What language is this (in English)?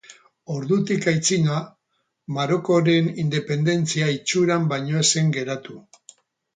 Basque